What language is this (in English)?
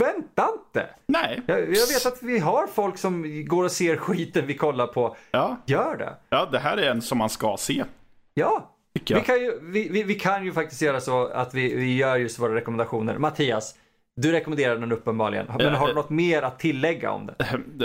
Swedish